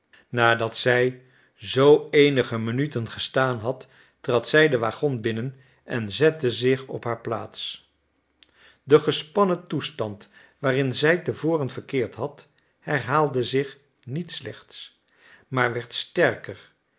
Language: Dutch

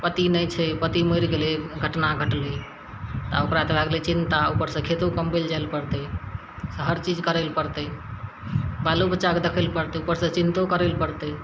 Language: Maithili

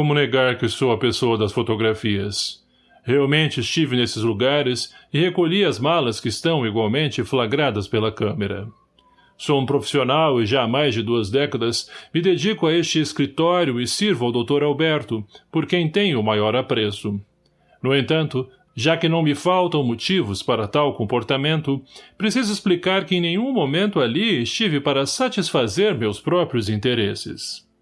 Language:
Portuguese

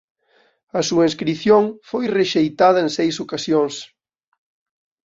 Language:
Galician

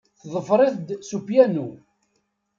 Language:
Kabyle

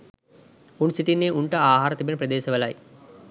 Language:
Sinhala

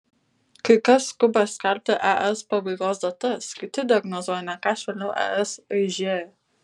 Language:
Lithuanian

